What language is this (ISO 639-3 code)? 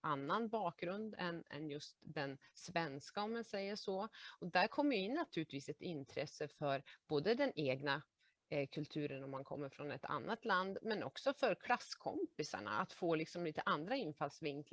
swe